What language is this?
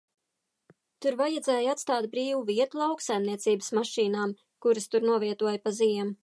Latvian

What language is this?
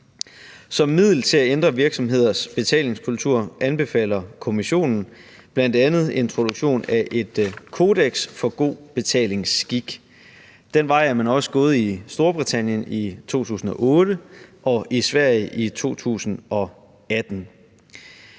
Danish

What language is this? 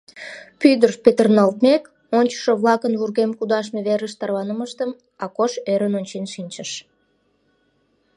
Mari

